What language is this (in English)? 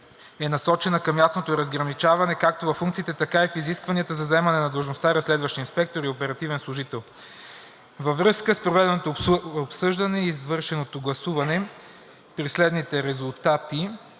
Bulgarian